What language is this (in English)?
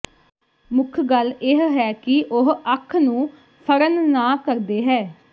Punjabi